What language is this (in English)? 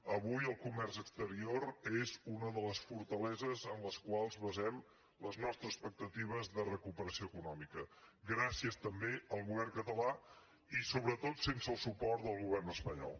Catalan